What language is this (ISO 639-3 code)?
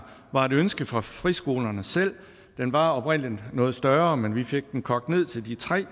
dan